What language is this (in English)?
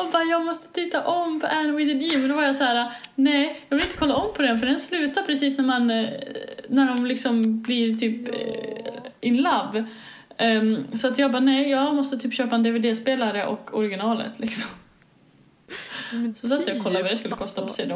Swedish